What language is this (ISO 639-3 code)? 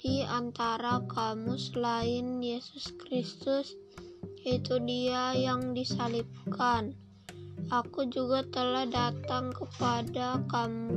ind